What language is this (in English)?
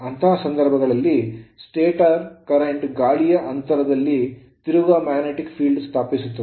Kannada